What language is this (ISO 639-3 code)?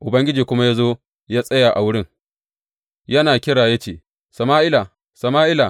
hau